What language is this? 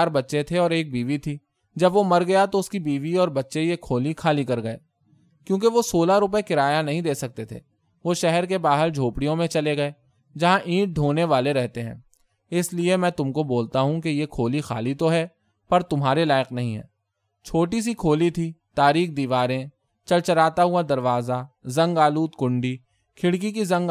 Urdu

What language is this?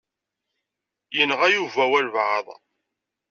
Kabyle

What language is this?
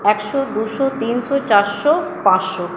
Bangla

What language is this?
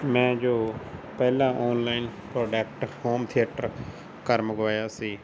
Punjabi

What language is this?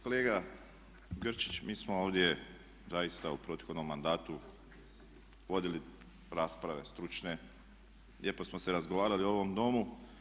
Croatian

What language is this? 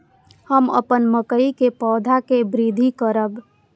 Maithili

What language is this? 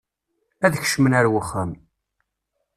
Kabyle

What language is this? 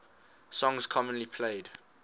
English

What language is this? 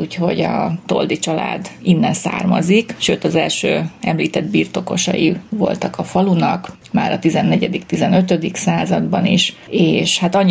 Hungarian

